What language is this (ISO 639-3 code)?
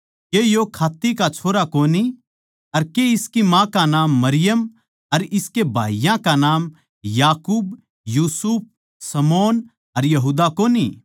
bgc